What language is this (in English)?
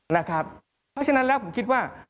Thai